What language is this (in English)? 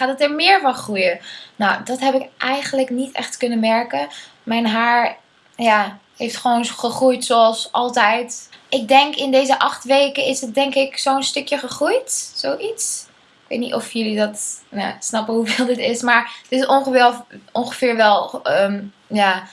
Dutch